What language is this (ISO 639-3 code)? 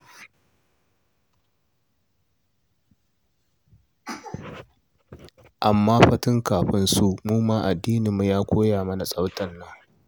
hau